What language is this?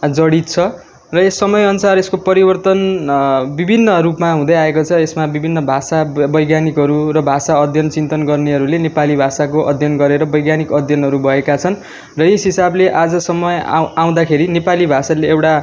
Nepali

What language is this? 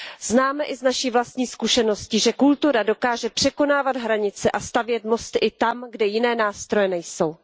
Czech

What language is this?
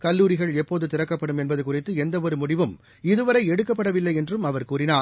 Tamil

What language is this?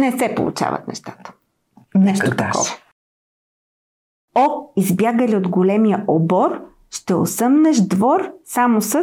Bulgarian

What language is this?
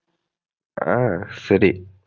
Tamil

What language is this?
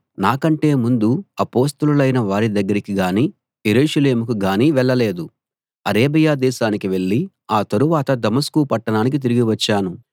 Telugu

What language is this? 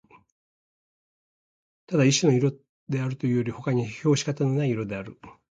Japanese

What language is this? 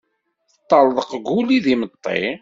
Kabyle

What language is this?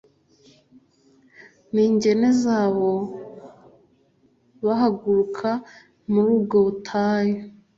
Kinyarwanda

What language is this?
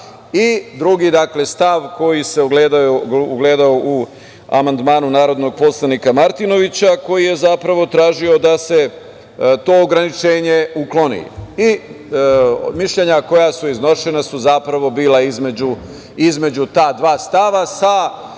Serbian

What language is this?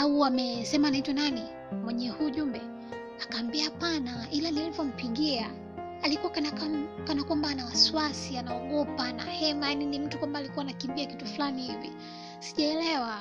Swahili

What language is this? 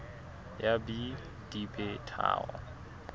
Southern Sotho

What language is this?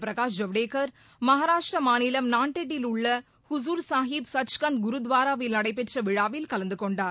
Tamil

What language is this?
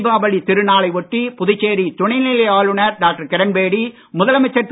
Tamil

